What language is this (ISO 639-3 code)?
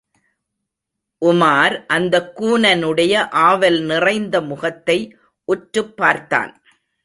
tam